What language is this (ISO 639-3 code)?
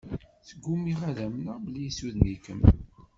kab